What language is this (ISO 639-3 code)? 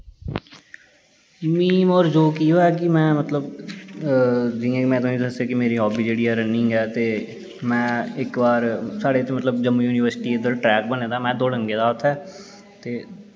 doi